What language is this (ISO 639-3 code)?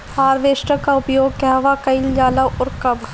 bho